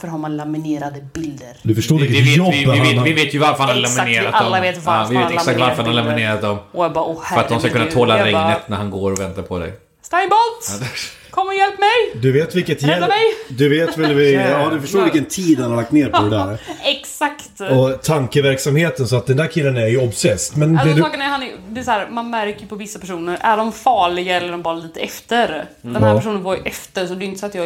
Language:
Swedish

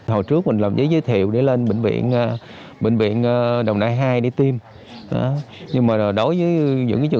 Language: Vietnamese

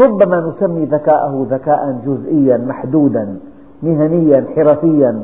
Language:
Arabic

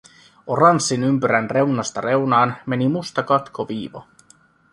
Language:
Finnish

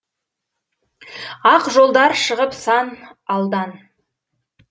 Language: Kazakh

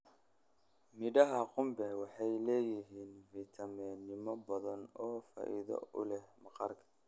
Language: Somali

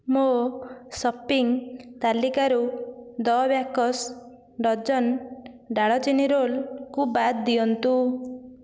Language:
Odia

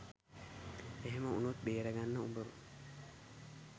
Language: Sinhala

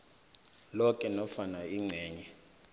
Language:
South Ndebele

